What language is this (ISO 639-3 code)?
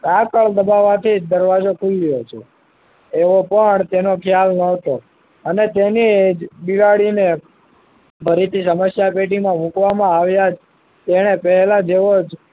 guj